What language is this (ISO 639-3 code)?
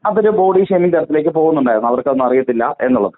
mal